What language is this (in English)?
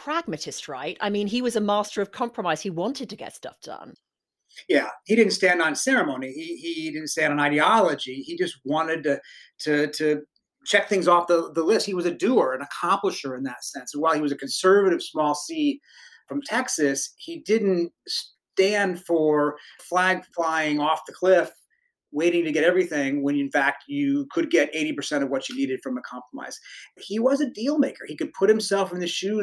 English